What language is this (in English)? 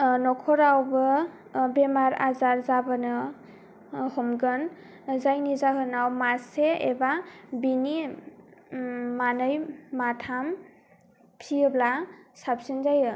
Bodo